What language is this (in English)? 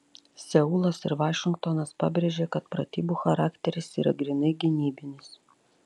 Lithuanian